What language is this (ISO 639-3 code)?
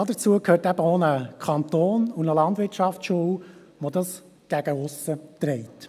gsw